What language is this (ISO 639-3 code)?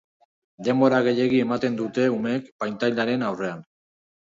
eus